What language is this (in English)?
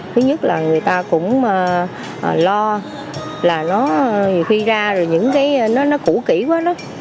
Vietnamese